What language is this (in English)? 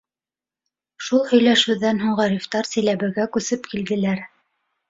Bashkir